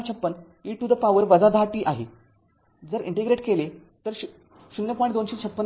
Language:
Marathi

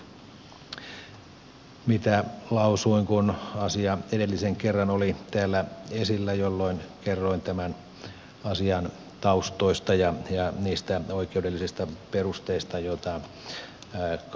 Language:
Finnish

